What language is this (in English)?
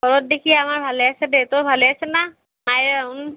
Assamese